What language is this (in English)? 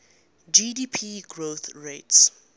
English